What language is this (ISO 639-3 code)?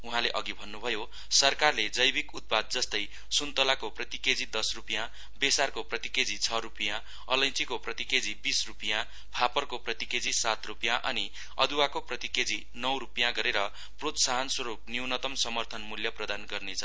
nep